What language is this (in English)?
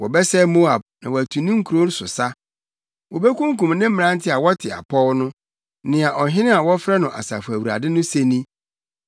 Akan